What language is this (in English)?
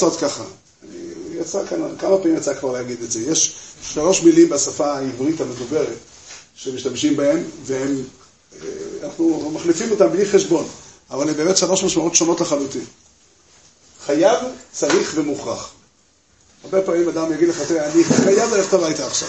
Hebrew